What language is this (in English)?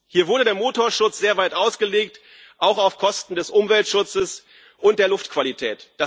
German